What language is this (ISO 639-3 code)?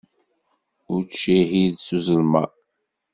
kab